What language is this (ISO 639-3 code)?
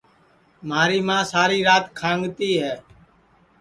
ssi